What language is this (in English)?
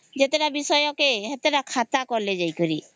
Odia